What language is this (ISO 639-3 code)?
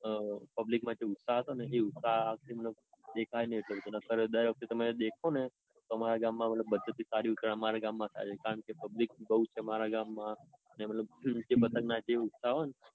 guj